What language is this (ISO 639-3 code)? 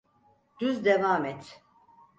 tur